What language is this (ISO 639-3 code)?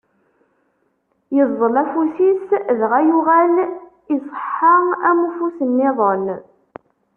kab